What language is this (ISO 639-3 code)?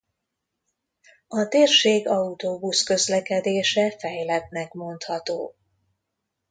hun